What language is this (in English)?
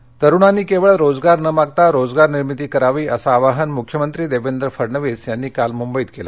Marathi